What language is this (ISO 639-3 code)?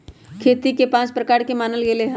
mag